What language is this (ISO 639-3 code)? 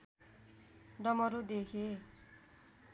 nep